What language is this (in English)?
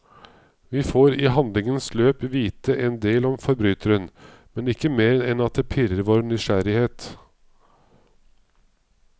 Norwegian